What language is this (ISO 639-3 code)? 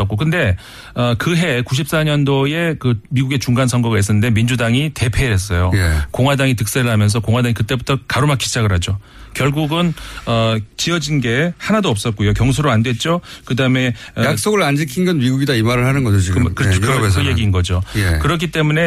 kor